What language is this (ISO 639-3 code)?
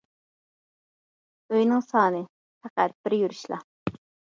uig